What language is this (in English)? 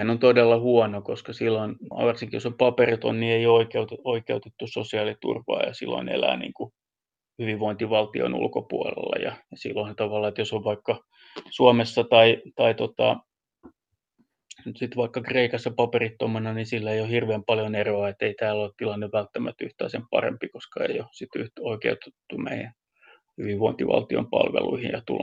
Finnish